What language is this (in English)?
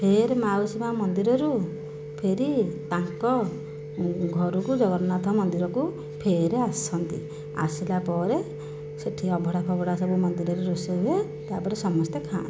Odia